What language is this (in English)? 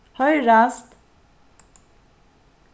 Faroese